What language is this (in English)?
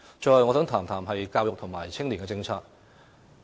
Cantonese